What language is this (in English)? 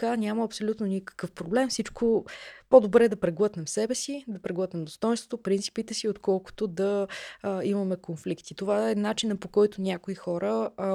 Bulgarian